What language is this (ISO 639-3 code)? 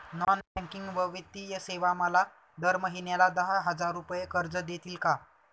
mar